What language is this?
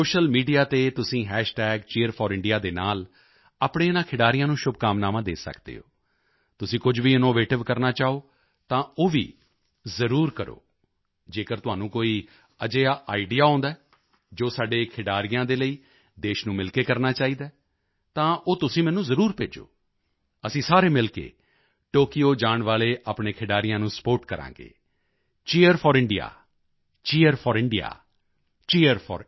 Punjabi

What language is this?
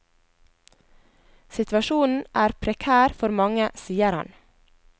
Norwegian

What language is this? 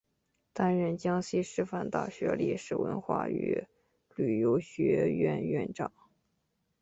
Chinese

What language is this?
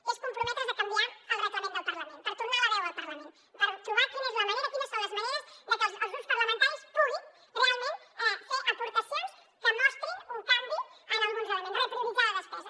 Catalan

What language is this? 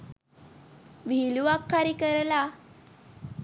Sinhala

